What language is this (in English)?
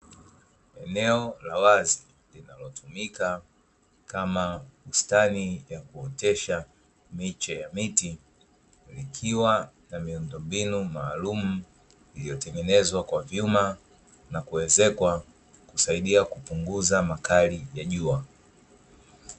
Swahili